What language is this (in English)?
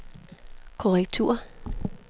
Danish